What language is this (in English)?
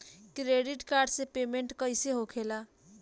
Bhojpuri